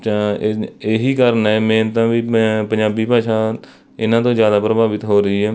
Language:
Punjabi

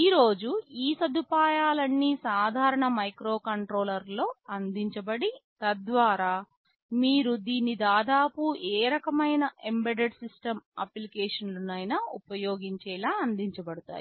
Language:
Telugu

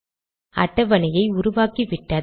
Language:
Tamil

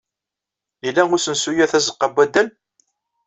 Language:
Kabyle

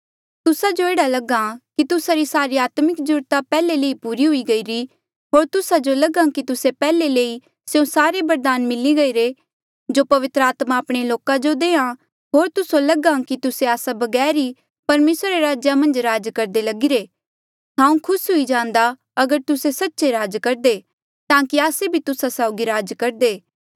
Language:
Mandeali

